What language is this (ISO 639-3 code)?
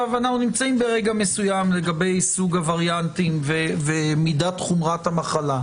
heb